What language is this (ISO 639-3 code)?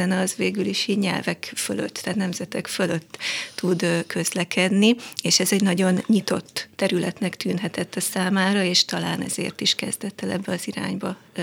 hun